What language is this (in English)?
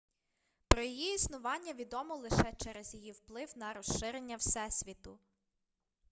Ukrainian